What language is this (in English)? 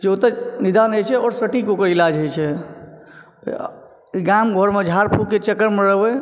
Maithili